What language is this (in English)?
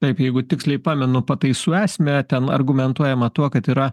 Lithuanian